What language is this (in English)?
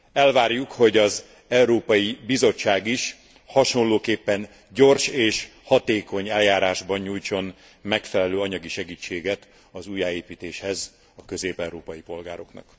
Hungarian